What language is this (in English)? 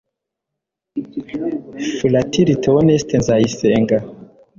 Kinyarwanda